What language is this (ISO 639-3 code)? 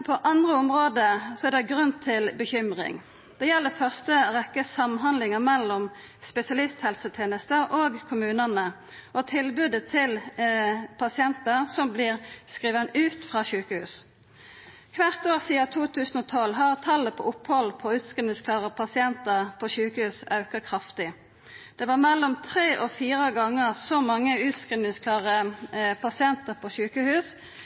nno